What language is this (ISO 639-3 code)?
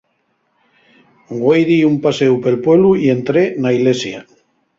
ast